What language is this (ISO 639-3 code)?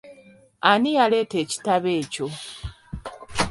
lug